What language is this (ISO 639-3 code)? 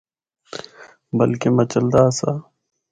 hno